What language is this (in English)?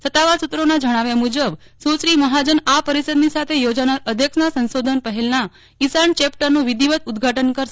Gujarati